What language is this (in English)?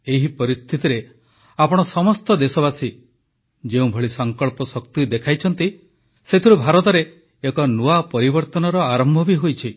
Odia